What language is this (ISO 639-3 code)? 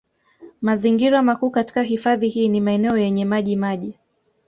swa